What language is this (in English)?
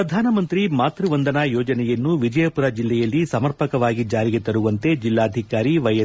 Kannada